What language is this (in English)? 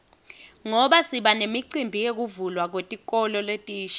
Swati